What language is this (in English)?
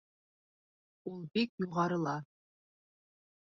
Bashkir